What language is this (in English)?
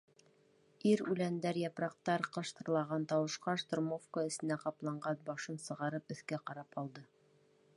Bashkir